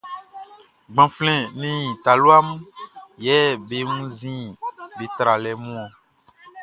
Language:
Baoulé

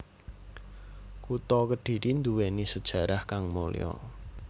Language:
Javanese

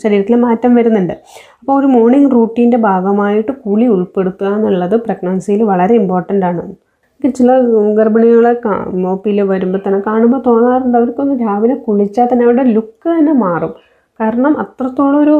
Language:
Malayalam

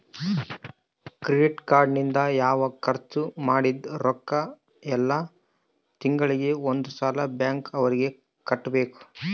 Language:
Kannada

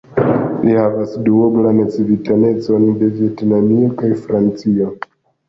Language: Esperanto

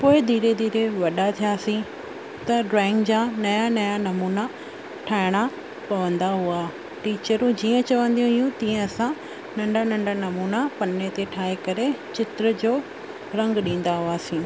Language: Sindhi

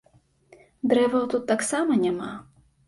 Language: Belarusian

